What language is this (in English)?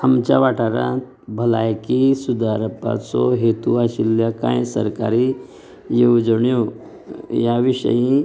Konkani